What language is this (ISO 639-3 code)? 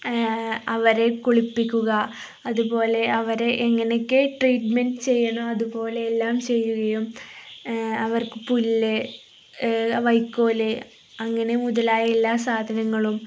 mal